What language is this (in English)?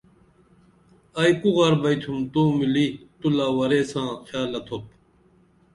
Dameli